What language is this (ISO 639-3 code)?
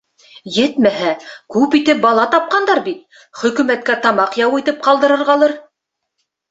bak